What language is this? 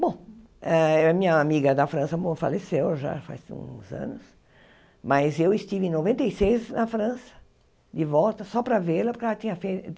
Portuguese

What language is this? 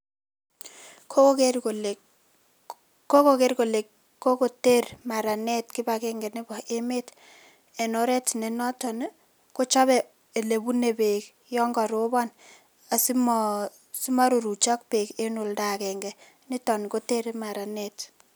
Kalenjin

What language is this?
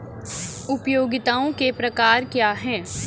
Hindi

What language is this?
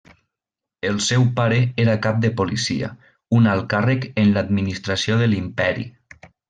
Catalan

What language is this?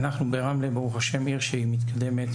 Hebrew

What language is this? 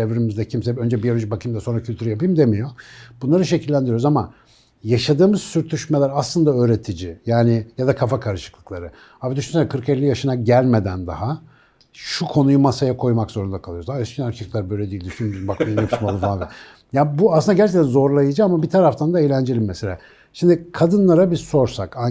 Turkish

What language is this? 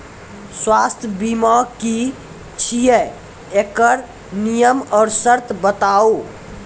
Maithili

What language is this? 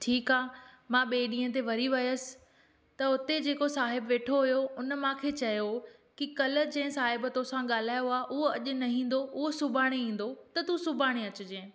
Sindhi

